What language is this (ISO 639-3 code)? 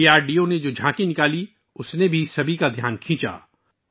urd